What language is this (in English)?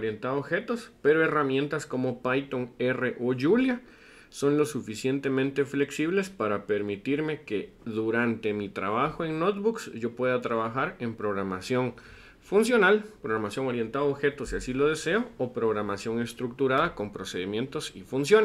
Spanish